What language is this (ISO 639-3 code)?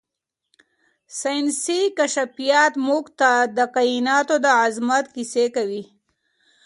pus